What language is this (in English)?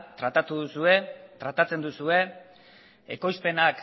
Basque